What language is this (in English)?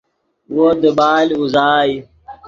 Yidgha